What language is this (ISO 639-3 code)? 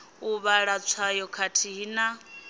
ven